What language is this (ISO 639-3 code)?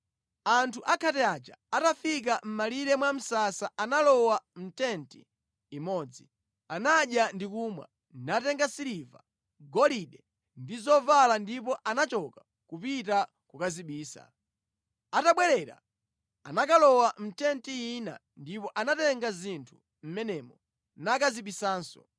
nya